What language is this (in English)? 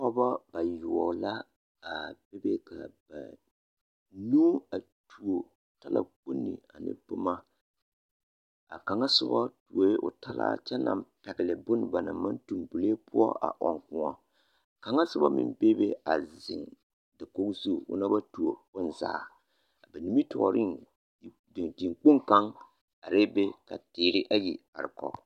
Southern Dagaare